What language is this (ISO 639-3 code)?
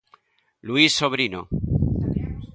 glg